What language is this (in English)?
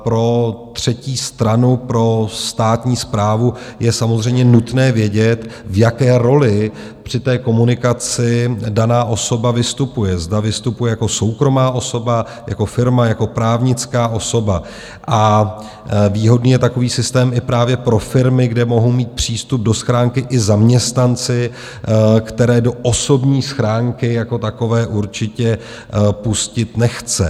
Czech